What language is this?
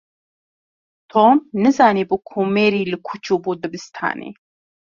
Kurdish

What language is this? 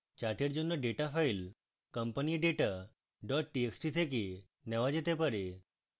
Bangla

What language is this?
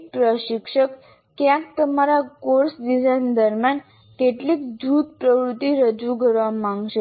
Gujarati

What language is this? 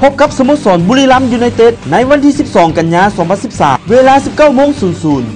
Thai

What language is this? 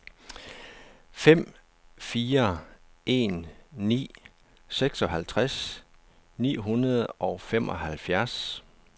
Danish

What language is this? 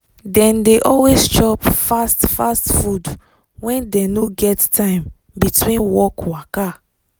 Nigerian Pidgin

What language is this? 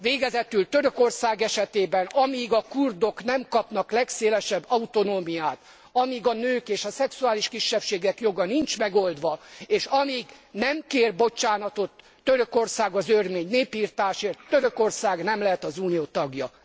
Hungarian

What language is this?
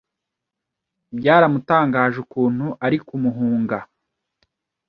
Kinyarwanda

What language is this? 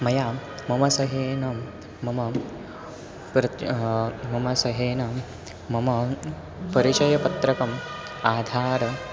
Sanskrit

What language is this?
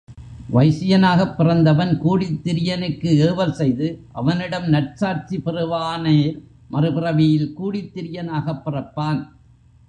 Tamil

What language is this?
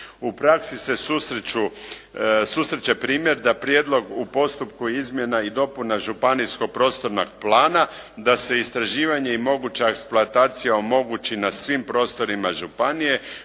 Croatian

